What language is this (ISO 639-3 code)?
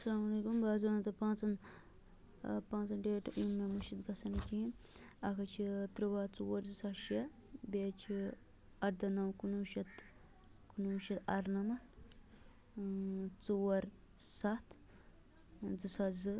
kas